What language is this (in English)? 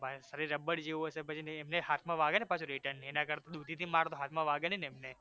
Gujarati